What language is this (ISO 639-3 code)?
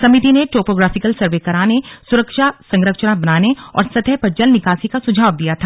hin